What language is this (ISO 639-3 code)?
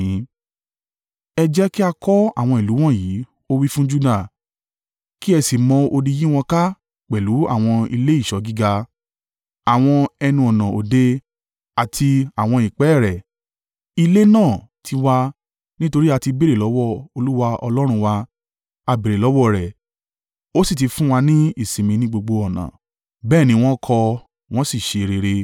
yor